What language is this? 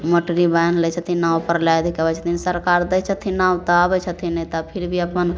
Maithili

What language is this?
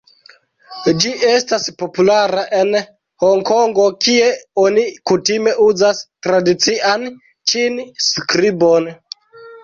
Esperanto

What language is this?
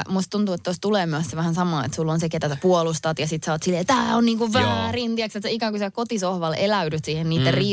Finnish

